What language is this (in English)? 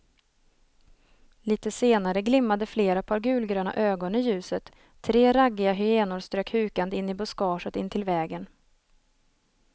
Swedish